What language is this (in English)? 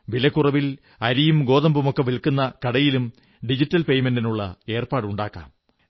Malayalam